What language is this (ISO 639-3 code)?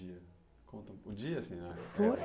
por